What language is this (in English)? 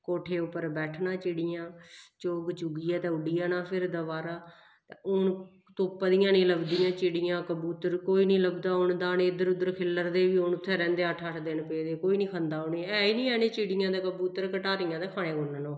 Dogri